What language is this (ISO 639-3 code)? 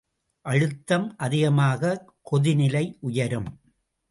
tam